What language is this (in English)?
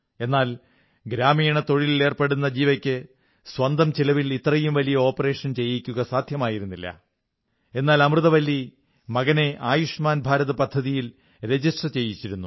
Malayalam